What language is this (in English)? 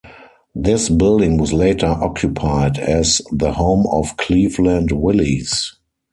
English